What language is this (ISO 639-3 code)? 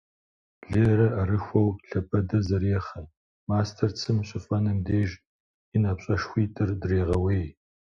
kbd